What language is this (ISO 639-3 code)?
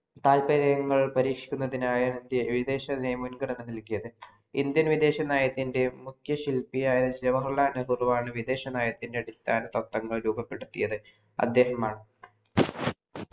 mal